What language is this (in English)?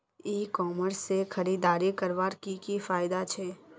Magahi